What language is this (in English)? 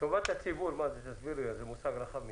Hebrew